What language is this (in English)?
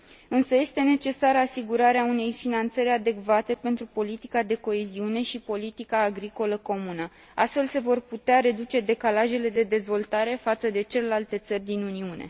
Romanian